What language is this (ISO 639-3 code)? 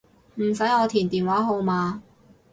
yue